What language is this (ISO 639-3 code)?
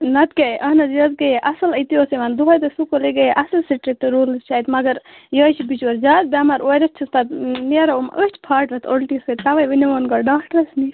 kas